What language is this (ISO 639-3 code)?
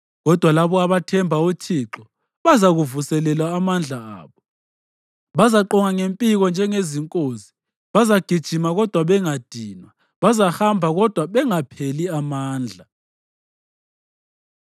nde